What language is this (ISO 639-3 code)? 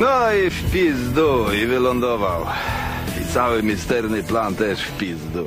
pol